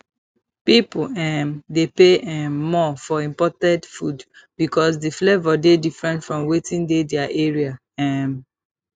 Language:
Nigerian Pidgin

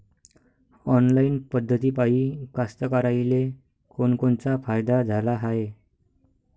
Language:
Marathi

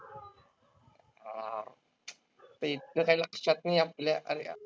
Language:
Marathi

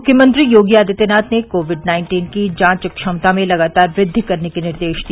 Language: Hindi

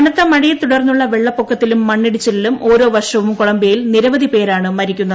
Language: Malayalam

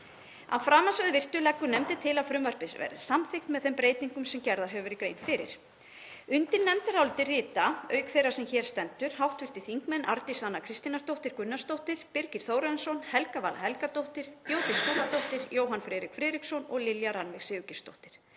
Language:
Icelandic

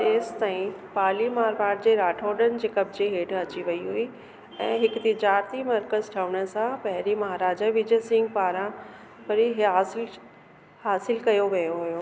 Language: Sindhi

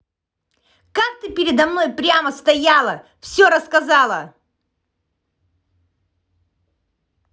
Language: Russian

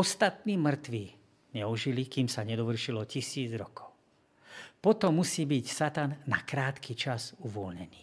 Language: Slovak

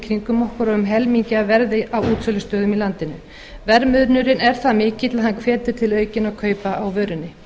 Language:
Icelandic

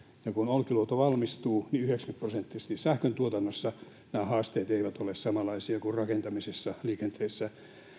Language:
Finnish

